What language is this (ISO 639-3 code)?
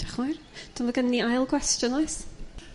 cym